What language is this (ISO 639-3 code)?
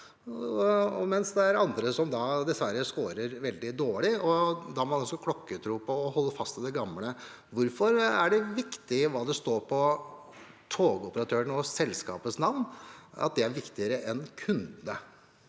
nor